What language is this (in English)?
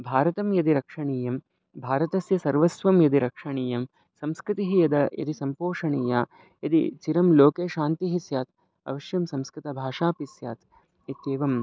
Sanskrit